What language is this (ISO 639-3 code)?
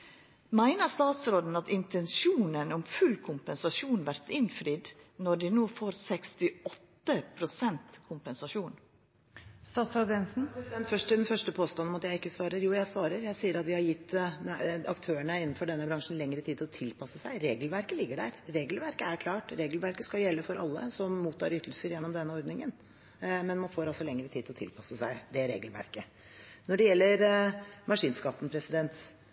nor